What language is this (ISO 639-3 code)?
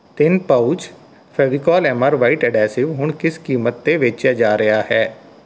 pan